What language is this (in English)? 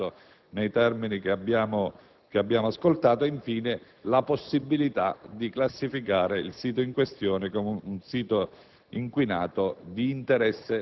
Italian